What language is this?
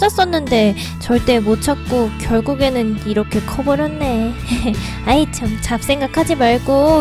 Korean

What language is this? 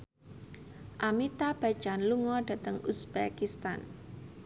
Javanese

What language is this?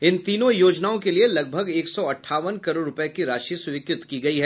Hindi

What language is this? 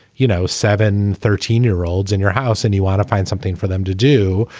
English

